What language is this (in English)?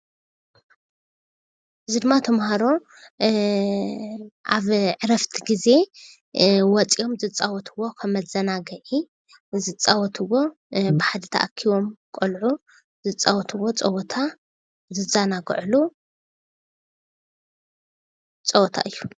Tigrinya